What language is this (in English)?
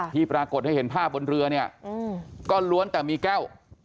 Thai